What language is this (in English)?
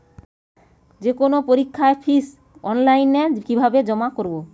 Bangla